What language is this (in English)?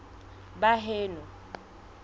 Southern Sotho